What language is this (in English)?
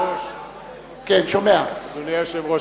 Hebrew